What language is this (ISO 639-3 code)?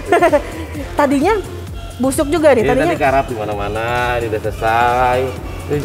ind